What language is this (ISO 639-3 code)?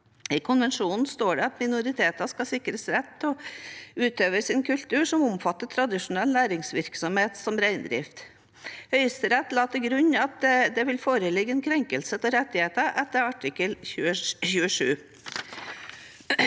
nor